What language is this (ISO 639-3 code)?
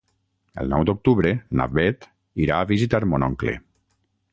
cat